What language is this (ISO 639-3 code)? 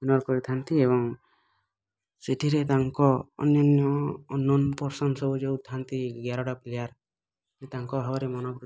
ori